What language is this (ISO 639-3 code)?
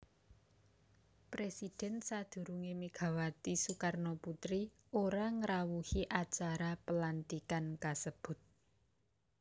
jav